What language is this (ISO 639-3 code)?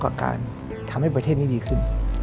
tha